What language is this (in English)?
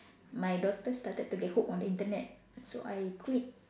English